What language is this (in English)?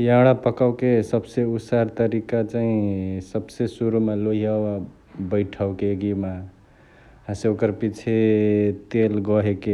Chitwania Tharu